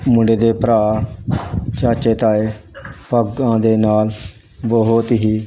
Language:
Punjabi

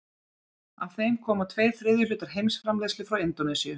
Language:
Icelandic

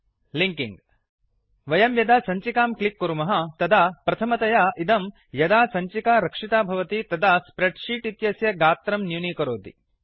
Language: Sanskrit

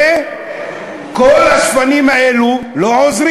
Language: Hebrew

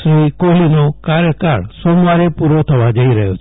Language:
Gujarati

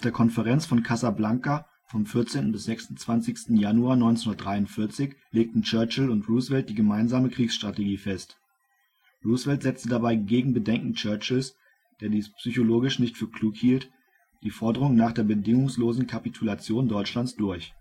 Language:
German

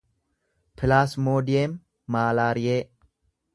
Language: Oromo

